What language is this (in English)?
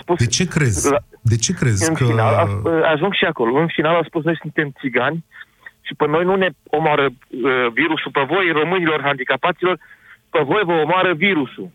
Romanian